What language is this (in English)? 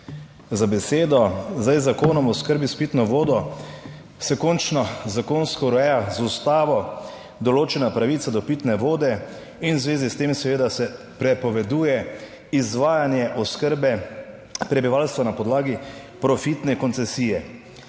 Slovenian